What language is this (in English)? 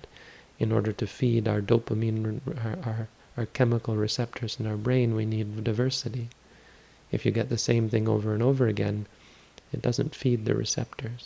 English